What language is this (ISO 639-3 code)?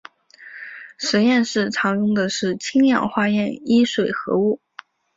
zho